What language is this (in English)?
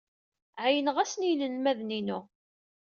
Kabyle